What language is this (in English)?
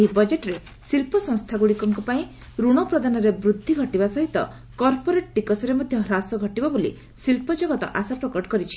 Odia